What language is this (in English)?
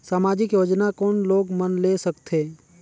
Chhattisgarhi